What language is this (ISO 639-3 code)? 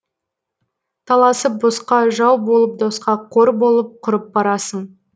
kaz